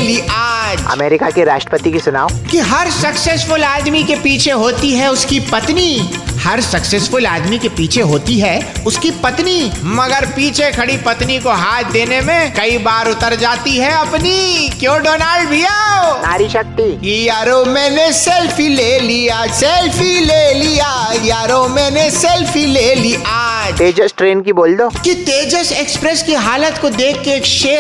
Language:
Hindi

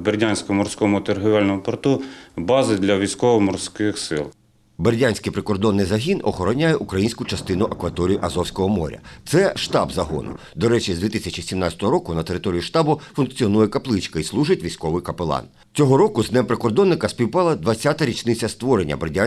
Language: Ukrainian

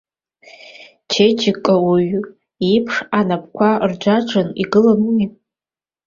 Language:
Abkhazian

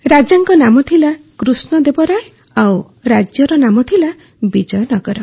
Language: Odia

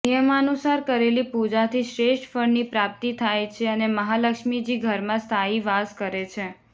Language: Gujarati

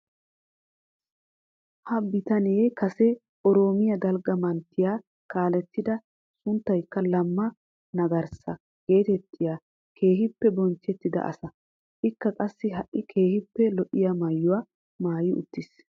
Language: Wolaytta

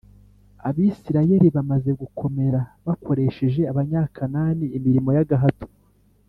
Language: Kinyarwanda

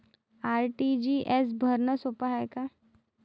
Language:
Marathi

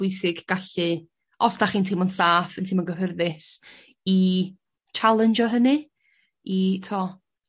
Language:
Welsh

